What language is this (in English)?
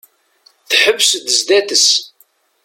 Kabyle